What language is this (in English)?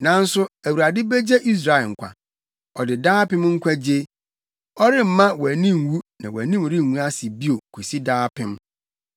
Akan